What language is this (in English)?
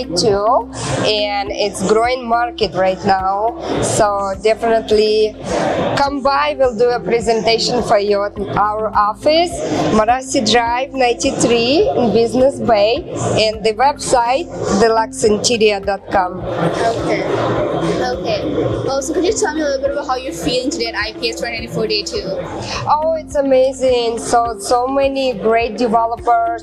English